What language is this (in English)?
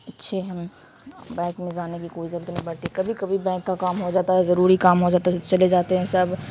Urdu